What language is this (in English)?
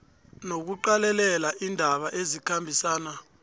South Ndebele